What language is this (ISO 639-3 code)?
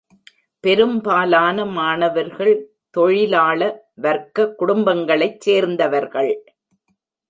tam